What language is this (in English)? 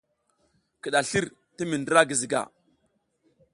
South Giziga